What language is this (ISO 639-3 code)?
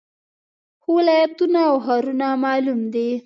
pus